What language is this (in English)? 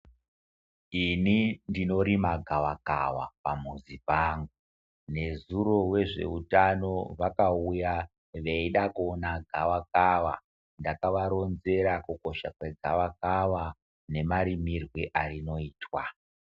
Ndau